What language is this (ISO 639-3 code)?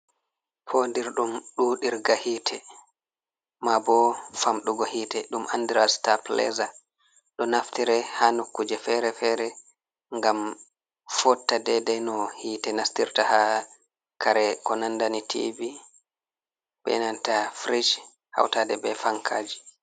ful